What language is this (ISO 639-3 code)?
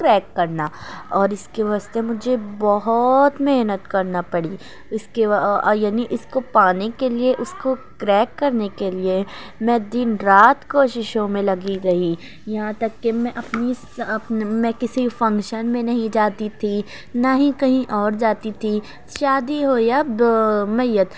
urd